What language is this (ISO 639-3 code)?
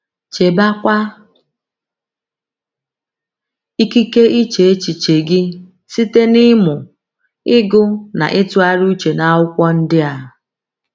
ibo